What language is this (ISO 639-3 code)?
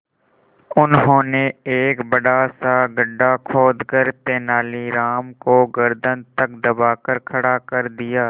hin